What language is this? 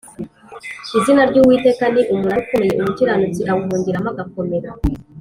Kinyarwanda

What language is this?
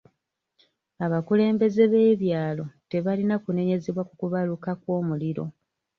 Ganda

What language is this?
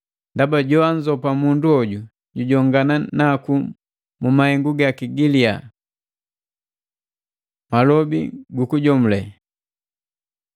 Matengo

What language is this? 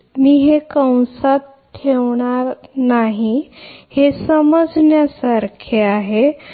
Marathi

